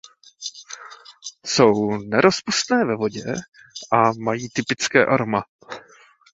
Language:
Czech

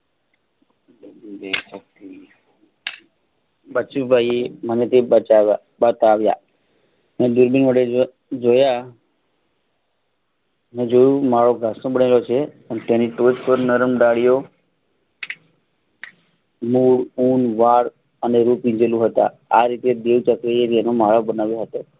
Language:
Gujarati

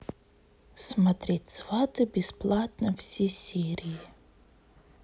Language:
Russian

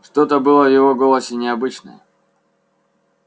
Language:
Russian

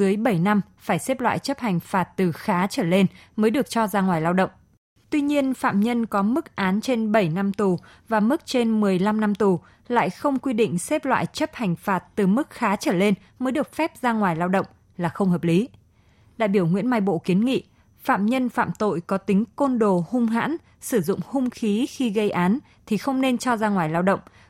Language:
Vietnamese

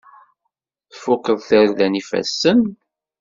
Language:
Kabyle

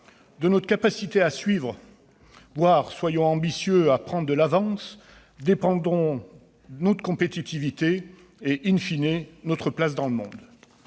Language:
French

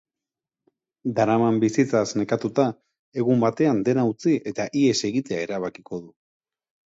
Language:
Basque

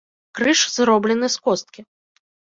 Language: Belarusian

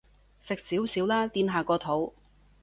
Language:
Cantonese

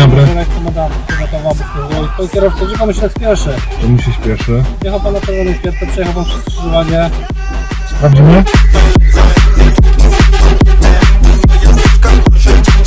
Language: Polish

